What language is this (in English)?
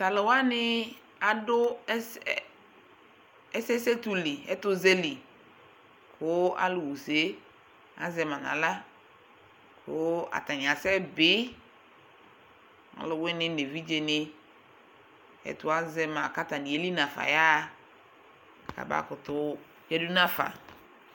Ikposo